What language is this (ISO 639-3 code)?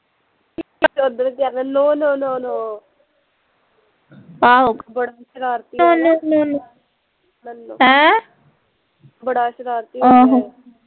pan